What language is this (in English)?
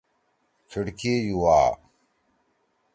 Torwali